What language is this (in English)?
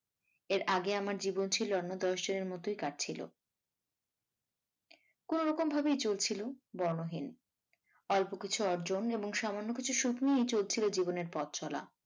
Bangla